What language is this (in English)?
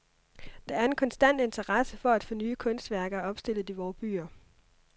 Danish